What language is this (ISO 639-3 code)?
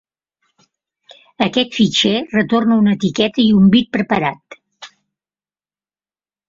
cat